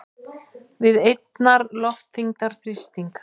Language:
Icelandic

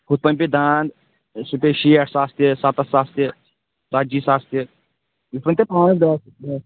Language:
Kashmiri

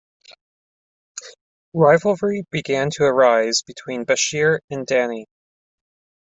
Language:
English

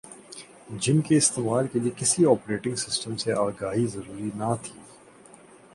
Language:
Urdu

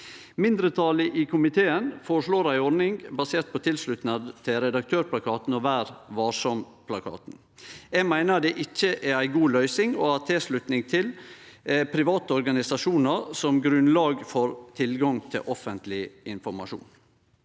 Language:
Norwegian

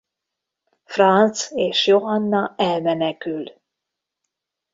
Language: Hungarian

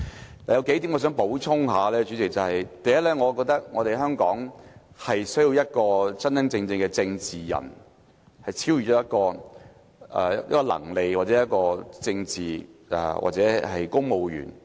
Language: Cantonese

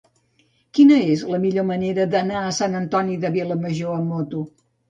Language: Catalan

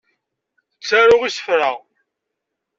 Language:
Kabyle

